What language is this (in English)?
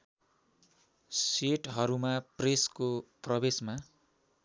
Nepali